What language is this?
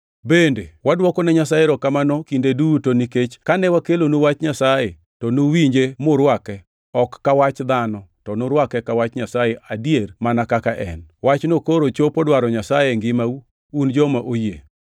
Luo (Kenya and Tanzania)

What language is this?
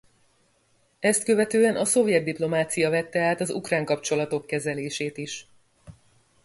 Hungarian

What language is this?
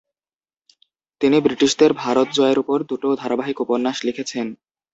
Bangla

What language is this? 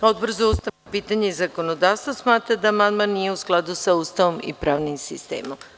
Serbian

